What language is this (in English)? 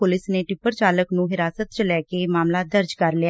Punjabi